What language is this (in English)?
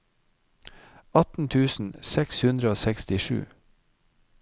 Norwegian